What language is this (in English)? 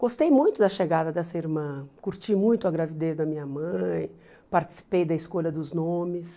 Portuguese